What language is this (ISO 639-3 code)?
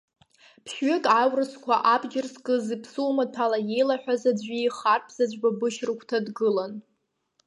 abk